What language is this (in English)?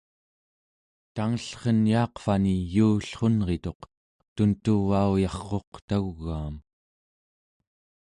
Central Yupik